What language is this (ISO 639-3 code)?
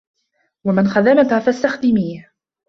ara